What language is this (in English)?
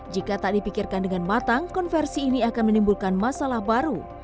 Indonesian